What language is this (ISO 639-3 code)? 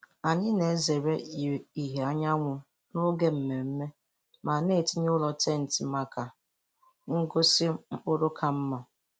ibo